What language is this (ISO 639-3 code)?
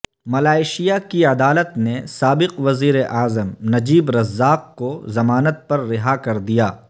urd